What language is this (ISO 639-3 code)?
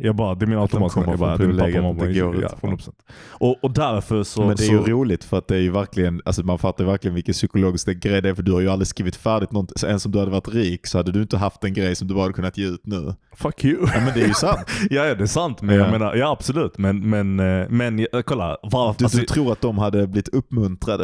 swe